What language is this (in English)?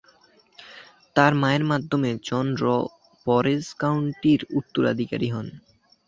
Bangla